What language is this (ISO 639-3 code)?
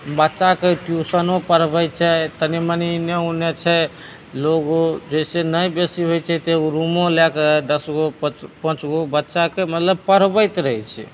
mai